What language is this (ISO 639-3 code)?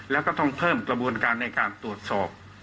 tha